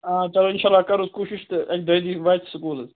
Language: Kashmiri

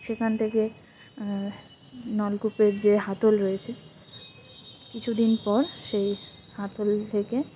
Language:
Bangla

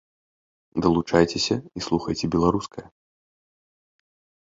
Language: Belarusian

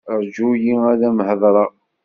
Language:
Kabyle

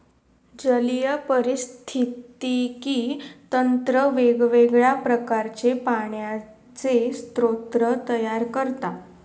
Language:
Marathi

